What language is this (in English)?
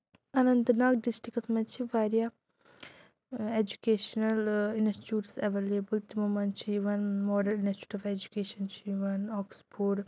Kashmiri